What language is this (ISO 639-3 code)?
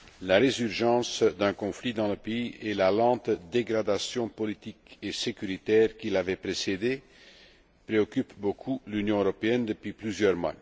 fra